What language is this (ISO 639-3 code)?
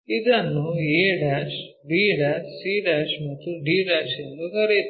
kan